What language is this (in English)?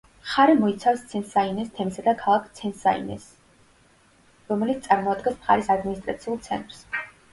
Georgian